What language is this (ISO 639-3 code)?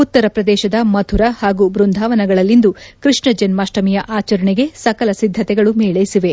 kan